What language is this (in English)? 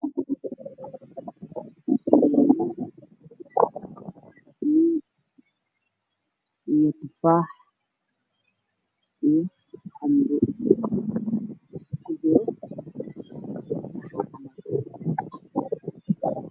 Somali